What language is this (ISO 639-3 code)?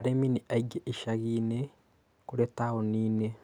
kik